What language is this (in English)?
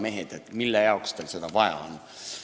Estonian